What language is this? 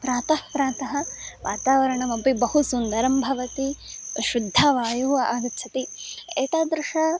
Sanskrit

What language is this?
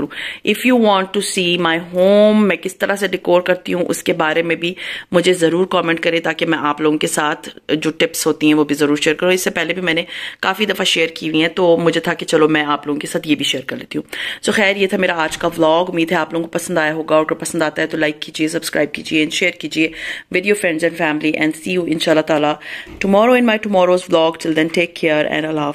Hindi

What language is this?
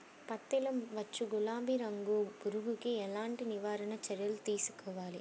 Telugu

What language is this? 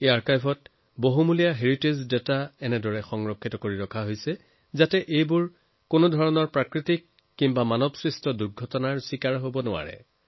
Assamese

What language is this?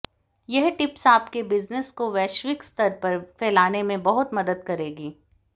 Hindi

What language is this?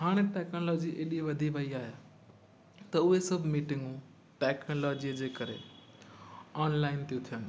Sindhi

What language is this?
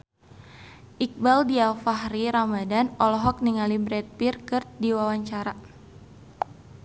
Sundanese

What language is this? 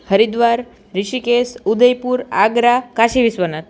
Gujarati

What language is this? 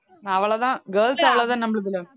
Tamil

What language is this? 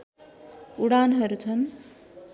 Nepali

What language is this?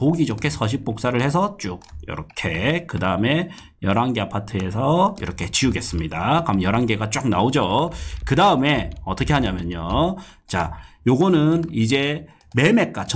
Korean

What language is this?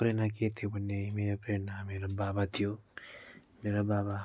Nepali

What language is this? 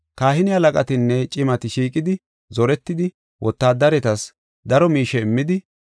Gofa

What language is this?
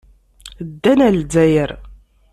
Kabyle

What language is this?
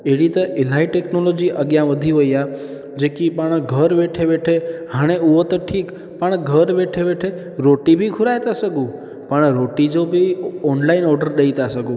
Sindhi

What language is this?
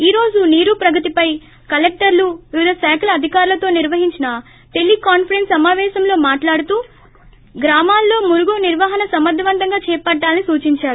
Telugu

